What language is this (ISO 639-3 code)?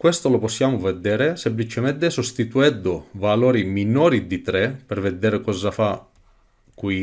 ita